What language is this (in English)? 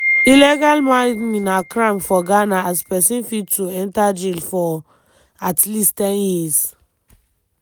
Nigerian Pidgin